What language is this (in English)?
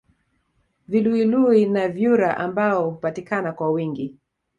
Swahili